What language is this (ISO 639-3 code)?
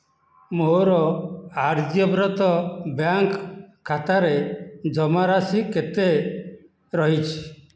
ori